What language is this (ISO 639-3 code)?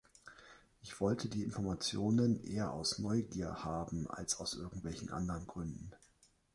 deu